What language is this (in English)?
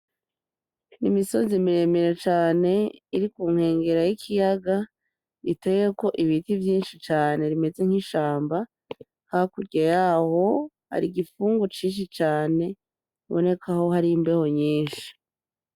Rundi